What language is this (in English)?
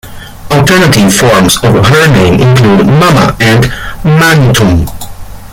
English